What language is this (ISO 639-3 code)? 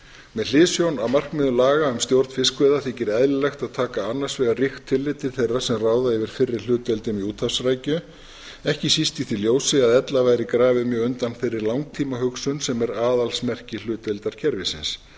isl